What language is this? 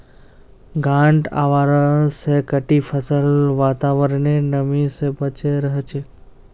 Magahi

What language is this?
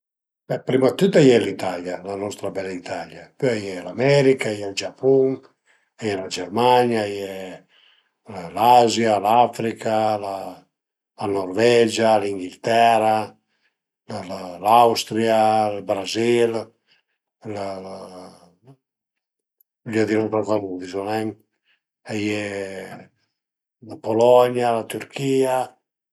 Piedmontese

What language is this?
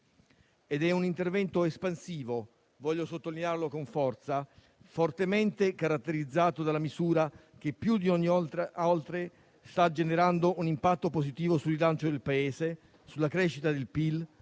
Italian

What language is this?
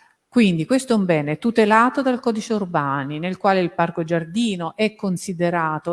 Italian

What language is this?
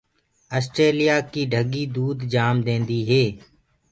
Gurgula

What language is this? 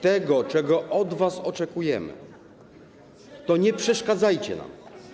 Polish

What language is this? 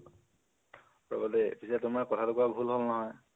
Assamese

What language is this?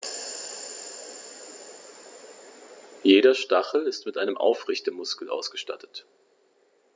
German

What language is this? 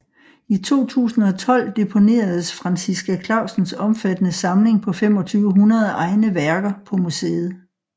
Danish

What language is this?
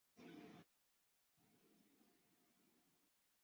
Swahili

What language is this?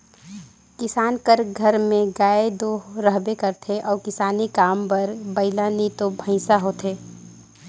Chhattisgarhi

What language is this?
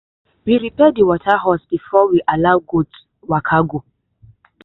Nigerian Pidgin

